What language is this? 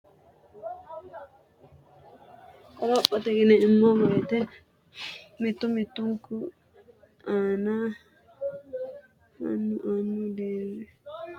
Sidamo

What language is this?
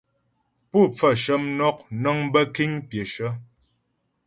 Ghomala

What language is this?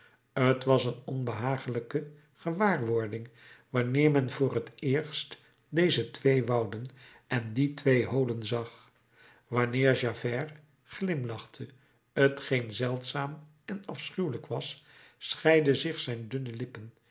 Dutch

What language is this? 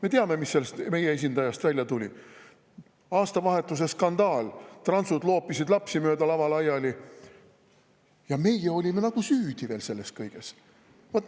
Estonian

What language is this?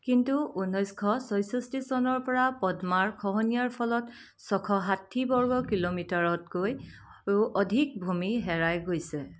Assamese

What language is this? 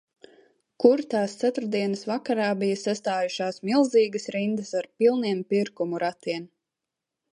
Latvian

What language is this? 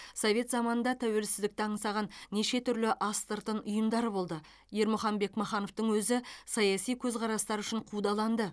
Kazakh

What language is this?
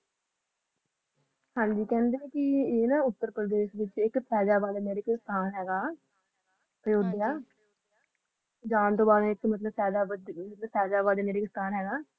Punjabi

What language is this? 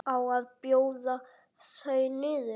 Icelandic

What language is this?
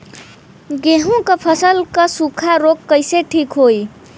Bhojpuri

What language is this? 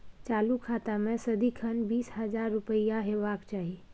Maithili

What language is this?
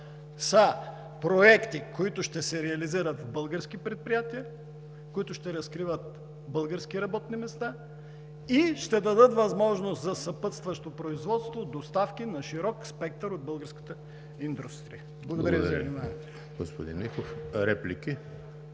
Bulgarian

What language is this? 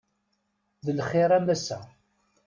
Kabyle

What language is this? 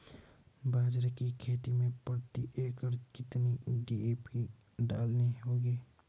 Hindi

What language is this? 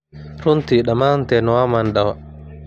Somali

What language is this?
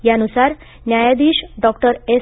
Marathi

